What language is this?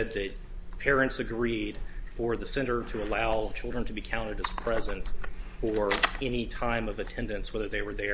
English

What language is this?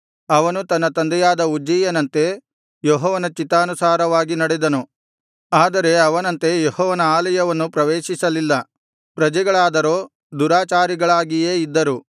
Kannada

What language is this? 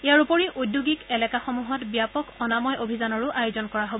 Assamese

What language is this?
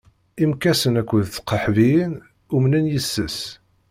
Kabyle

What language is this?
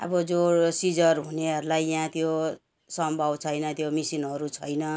Nepali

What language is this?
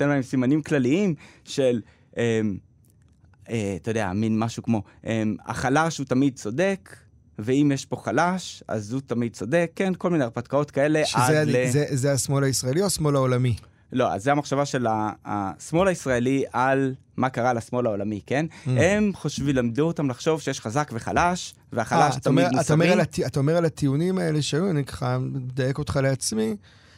Hebrew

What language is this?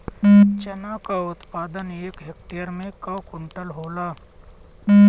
Bhojpuri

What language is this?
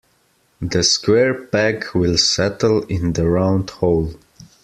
English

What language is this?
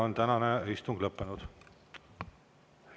Estonian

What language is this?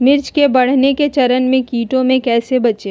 Magahi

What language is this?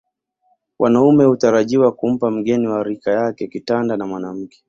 Swahili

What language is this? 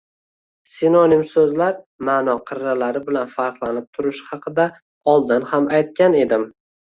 Uzbek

